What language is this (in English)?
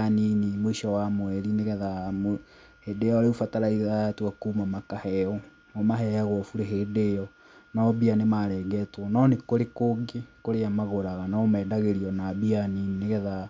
Kikuyu